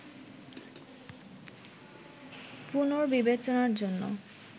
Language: Bangla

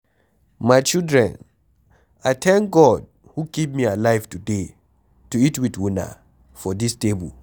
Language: Nigerian Pidgin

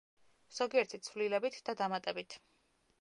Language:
Georgian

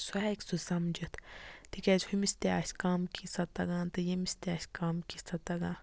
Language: Kashmiri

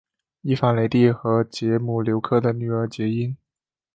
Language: Chinese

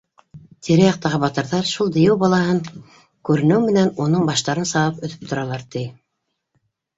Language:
Bashkir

